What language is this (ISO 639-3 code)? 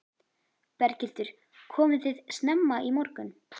isl